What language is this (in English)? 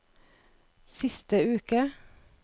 Norwegian